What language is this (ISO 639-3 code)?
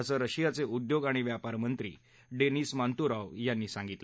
mar